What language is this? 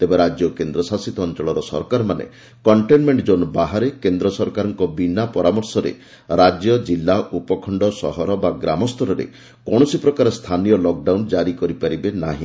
Odia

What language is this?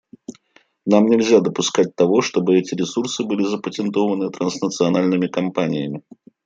Russian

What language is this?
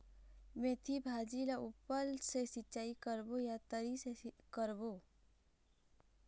Chhattisgarhi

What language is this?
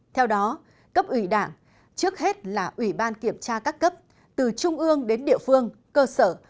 Vietnamese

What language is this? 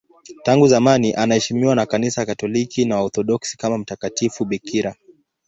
Swahili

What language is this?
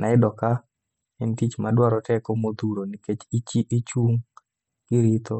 Luo (Kenya and Tanzania)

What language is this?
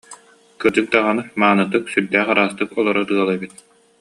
Yakut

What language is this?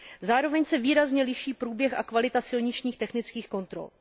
Czech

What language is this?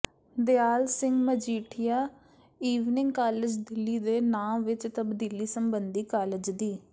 Punjabi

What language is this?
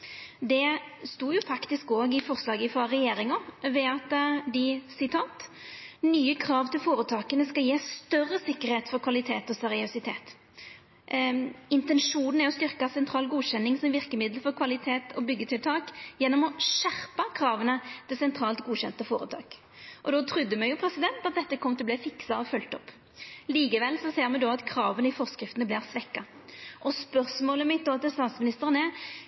Norwegian Nynorsk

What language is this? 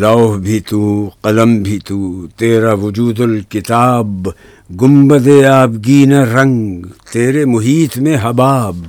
Urdu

